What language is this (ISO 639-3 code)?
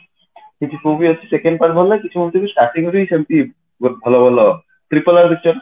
ori